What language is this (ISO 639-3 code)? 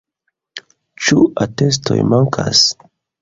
epo